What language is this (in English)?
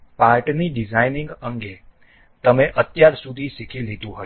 Gujarati